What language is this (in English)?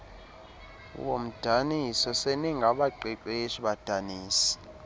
Xhosa